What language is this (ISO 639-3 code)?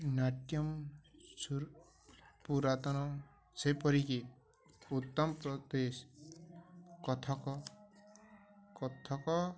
ori